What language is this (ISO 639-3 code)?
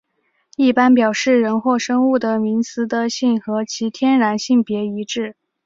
zho